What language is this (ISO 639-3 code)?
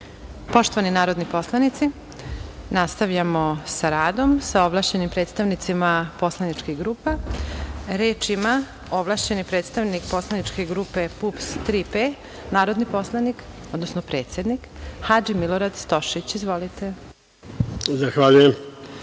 srp